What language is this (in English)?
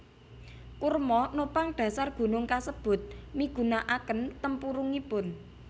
Javanese